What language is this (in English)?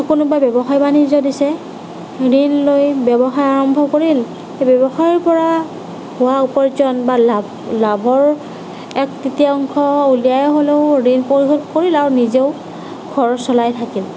Assamese